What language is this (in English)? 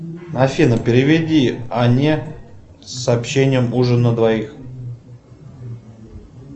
Russian